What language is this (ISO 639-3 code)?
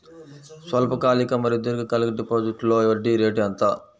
tel